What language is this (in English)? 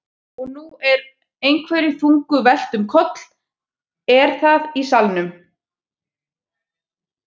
Icelandic